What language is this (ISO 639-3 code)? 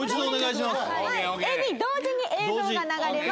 jpn